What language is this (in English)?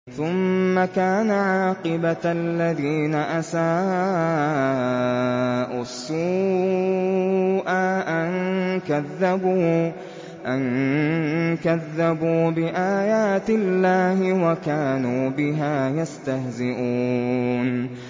Arabic